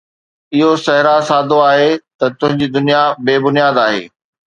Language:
Sindhi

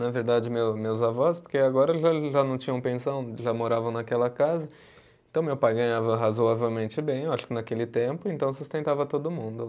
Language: Portuguese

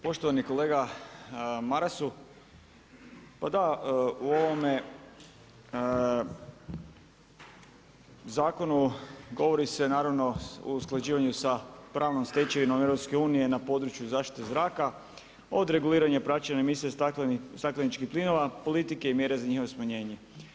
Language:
Croatian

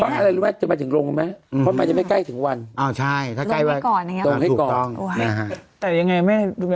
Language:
Thai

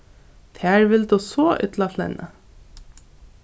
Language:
Faroese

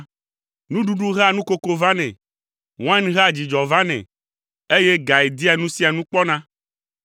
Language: Ewe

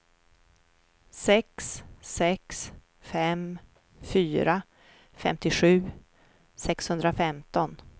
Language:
Swedish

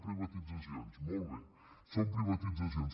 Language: Catalan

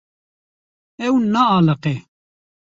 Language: Kurdish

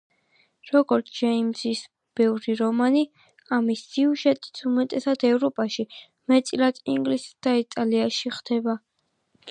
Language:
Georgian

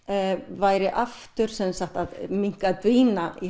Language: Icelandic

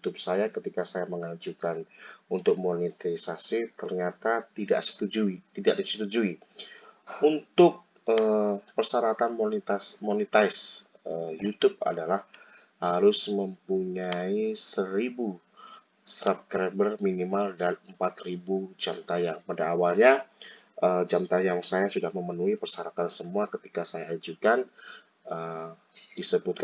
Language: Indonesian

